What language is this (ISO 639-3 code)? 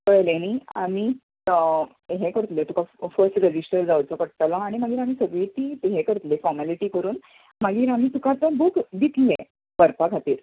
kok